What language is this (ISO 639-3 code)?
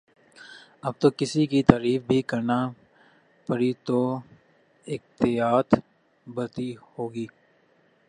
urd